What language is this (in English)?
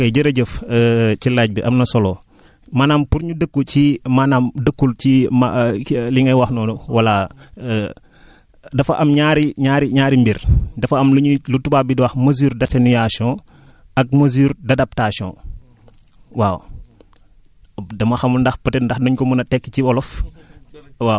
Wolof